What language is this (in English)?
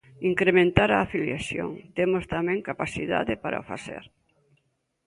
Galician